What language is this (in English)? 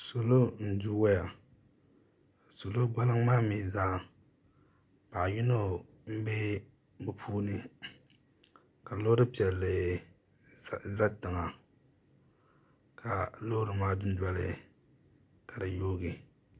Dagbani